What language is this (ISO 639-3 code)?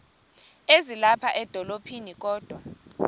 xho